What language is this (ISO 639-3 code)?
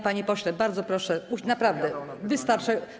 pol